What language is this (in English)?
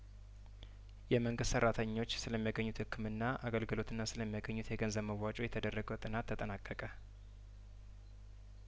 Amharic